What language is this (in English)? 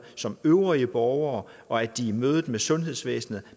Danish